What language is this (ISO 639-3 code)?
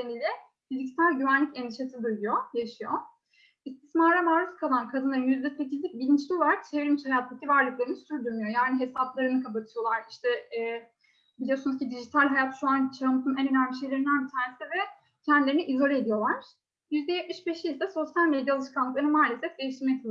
tur